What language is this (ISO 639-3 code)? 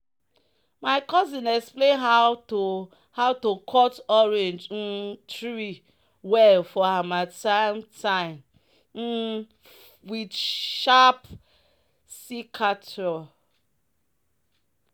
pcm